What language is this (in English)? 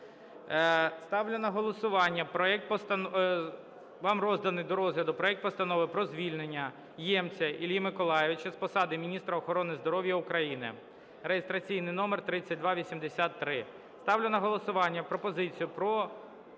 Ukrainian